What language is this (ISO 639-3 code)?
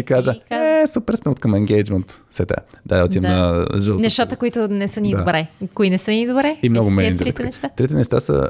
bul